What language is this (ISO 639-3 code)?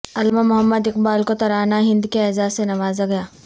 urd